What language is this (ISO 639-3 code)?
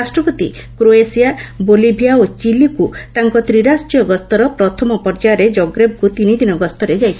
ori